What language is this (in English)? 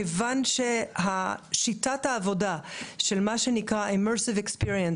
Hebrew